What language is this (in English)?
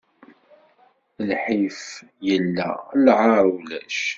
Kabyle